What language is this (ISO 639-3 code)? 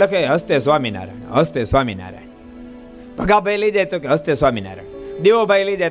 guj